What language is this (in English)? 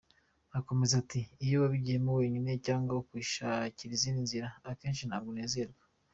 Kinyarwanda